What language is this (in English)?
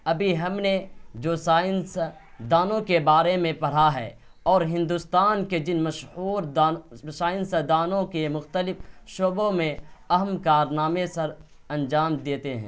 Urdu